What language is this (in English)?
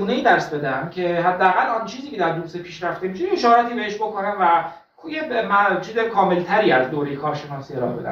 Persian